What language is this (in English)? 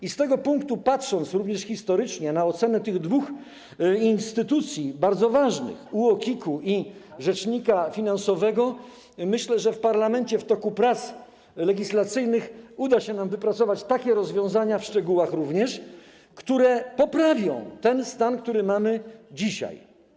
Polish